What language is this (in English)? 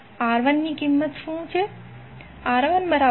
Gujarati